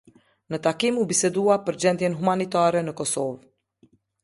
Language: Albanian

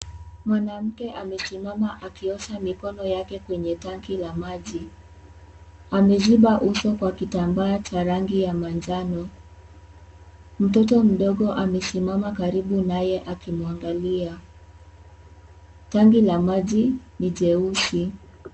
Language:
Swahili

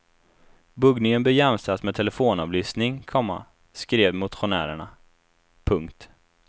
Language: Swedish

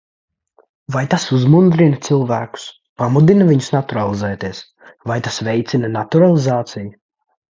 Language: Latvian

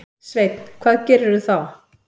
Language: Icelandic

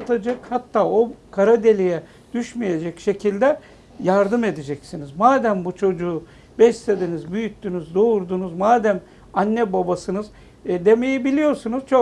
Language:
Turkish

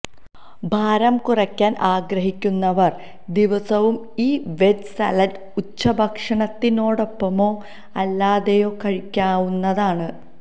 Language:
Malayalam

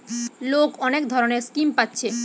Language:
Bangla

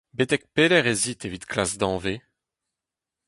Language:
Breton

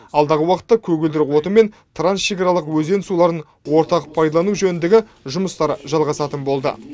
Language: Kazakh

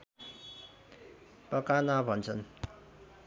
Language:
Nepali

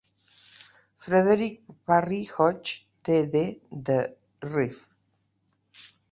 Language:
Catalan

